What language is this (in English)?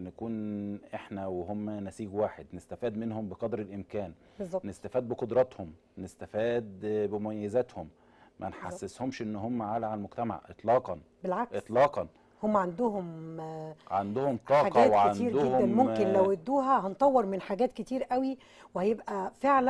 Arabic